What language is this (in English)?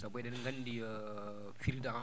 Fula